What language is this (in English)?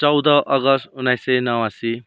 Nepali